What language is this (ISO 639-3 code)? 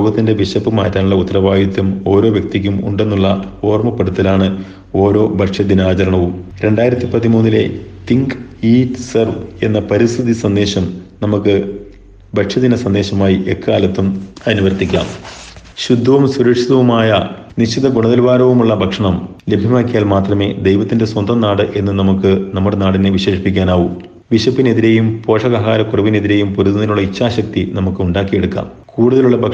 mal